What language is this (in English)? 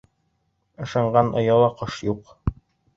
Bashkir